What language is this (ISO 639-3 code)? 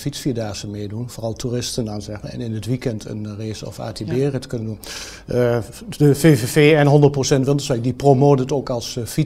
nld